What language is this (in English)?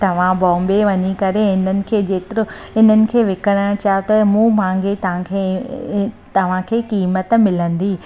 Sindhi